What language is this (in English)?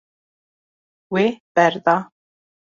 Kurdish